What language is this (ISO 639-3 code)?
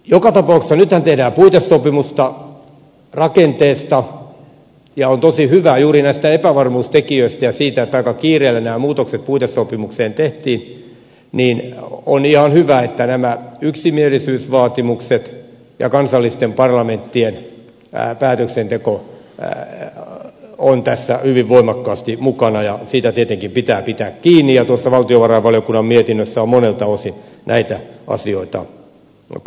fin